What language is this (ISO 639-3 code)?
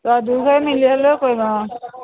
asm